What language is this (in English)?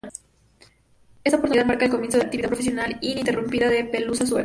Spanish